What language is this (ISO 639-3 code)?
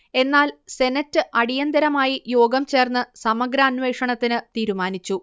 mal